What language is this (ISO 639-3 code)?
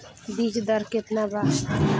bho